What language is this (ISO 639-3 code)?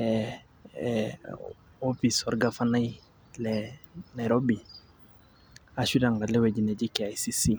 mas